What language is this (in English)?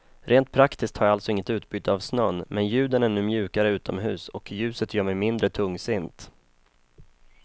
Swedish